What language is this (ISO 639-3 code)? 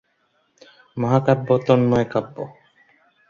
ben